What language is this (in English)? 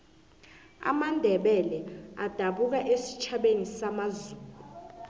South Ndebele